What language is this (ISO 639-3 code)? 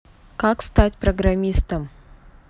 rus